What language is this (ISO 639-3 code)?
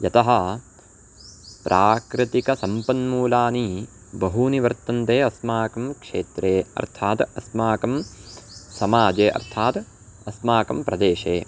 san